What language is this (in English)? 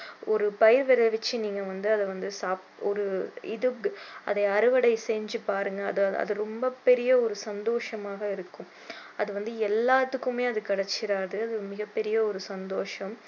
Tamil